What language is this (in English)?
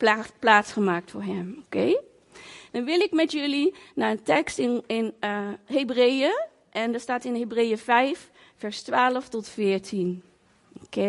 Dutch